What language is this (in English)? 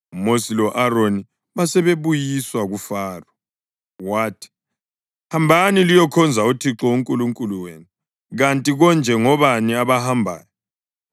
North Ndebele